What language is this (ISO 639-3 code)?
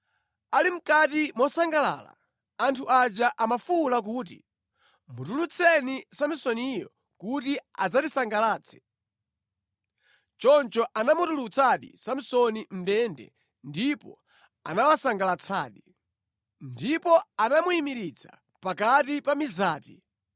nya